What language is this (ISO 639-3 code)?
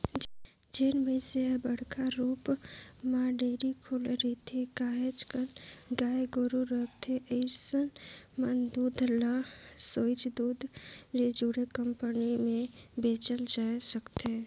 hne